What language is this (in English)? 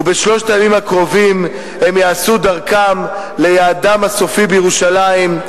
Hebrew